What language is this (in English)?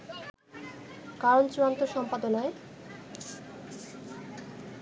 Bangla